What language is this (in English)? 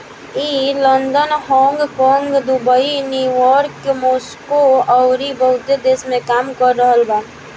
Bhojpuri